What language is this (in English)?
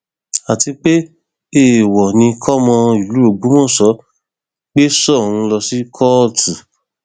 Yoruba